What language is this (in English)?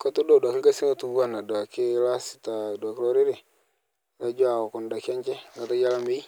Masai